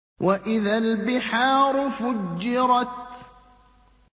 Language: Arabic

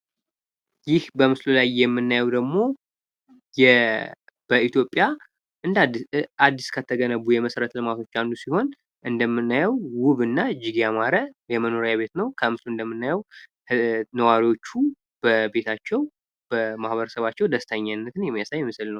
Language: Amharic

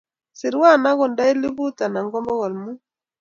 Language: Kalenjin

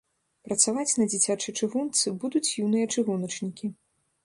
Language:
Belarusian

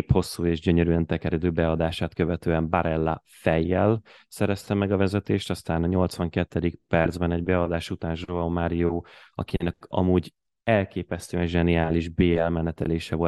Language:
Hungarian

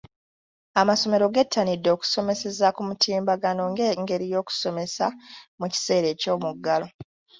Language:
Ganda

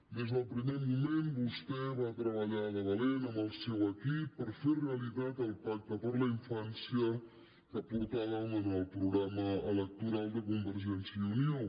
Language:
Catalan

